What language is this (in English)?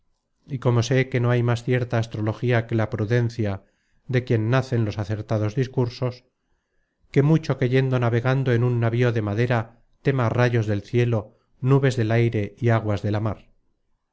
Spanish